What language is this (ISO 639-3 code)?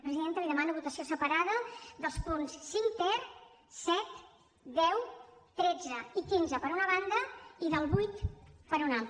cat